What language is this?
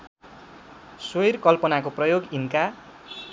Nepali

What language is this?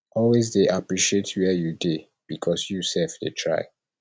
Nigerian Pidgin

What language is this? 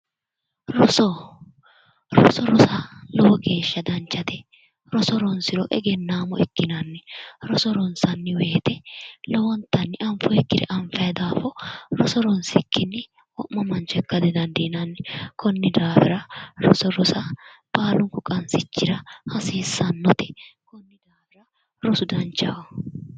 Sidamo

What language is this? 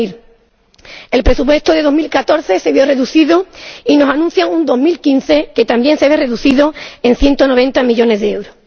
Spanish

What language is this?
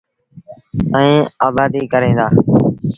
Sindhi Bhil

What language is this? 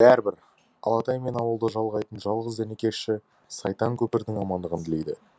Kazakh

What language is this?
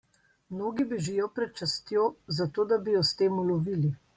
Slovenian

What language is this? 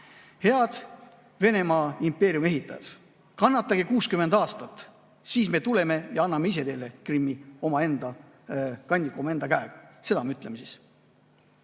Estonian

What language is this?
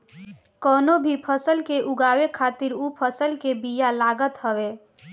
Bhojpuri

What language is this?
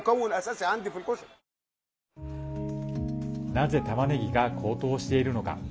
Japanese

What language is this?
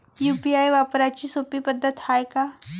Marathi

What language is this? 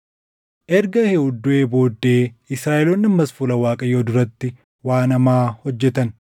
Oromo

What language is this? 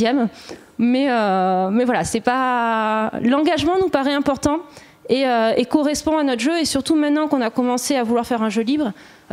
French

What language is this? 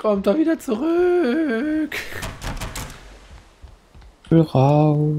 German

